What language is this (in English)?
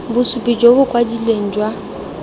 Tswana